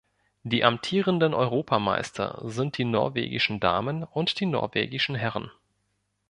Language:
German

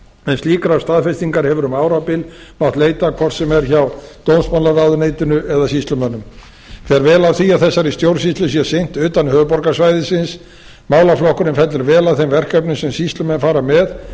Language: Icelandic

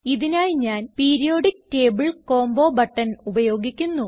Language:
Malayalam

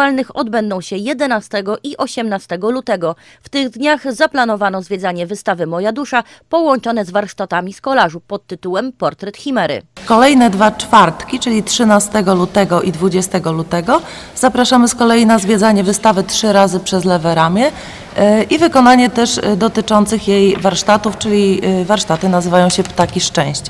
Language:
Polish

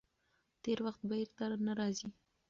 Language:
Pashto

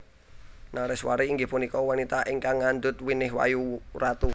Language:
Javanese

